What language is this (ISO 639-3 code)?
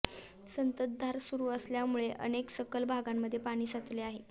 mar